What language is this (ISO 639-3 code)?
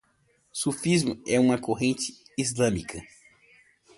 por